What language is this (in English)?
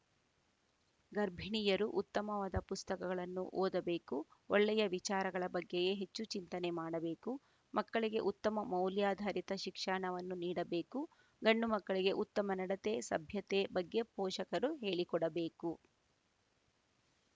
Kannada